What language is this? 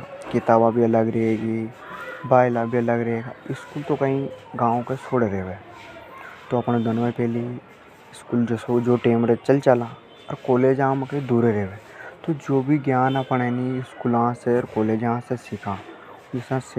Hadothi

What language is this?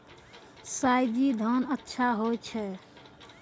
Maithili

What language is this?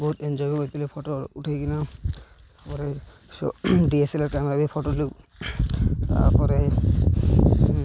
Odia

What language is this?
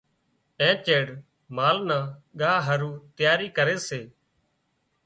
Wadiyara Koli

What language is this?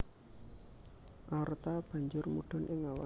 Javanese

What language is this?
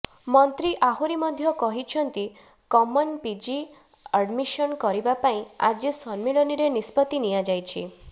Odia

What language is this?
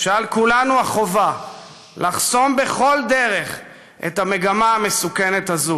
Hebrew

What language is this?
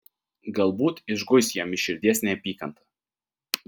Lithuanian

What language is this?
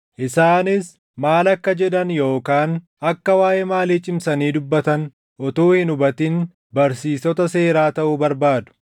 Oromo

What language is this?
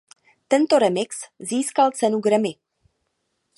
Czech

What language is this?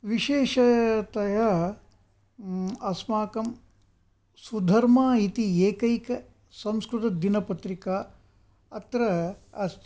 Sanskrit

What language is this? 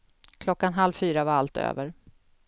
Swedish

